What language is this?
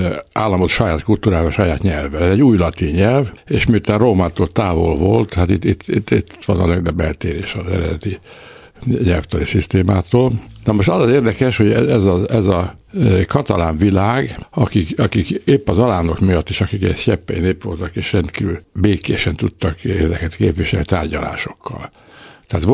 Hungarian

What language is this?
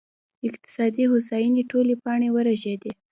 Pashto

